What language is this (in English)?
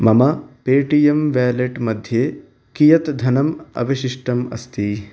Sanskrit